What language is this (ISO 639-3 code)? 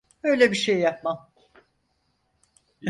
tur